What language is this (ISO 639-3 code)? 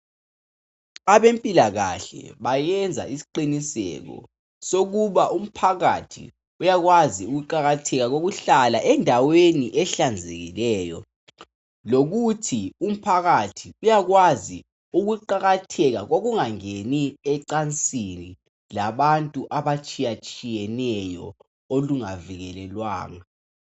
nde